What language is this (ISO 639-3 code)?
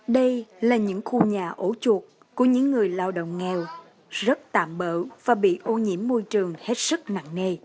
vie